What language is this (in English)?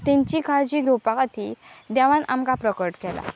Konkani